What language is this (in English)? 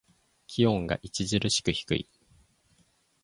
Japanese